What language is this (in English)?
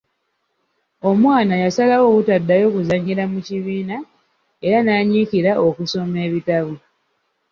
Ganda